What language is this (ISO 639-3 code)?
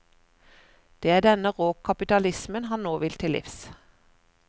nor